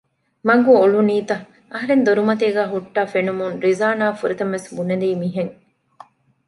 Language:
Divehi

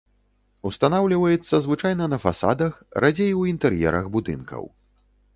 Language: Belarusian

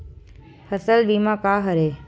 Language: Chhattisgarhi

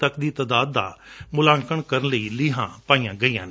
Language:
Punjabi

